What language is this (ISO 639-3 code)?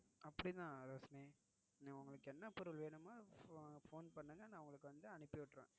tam